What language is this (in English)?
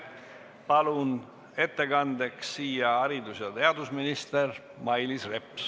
Estonian